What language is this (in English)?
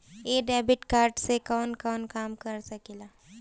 Bhojpuri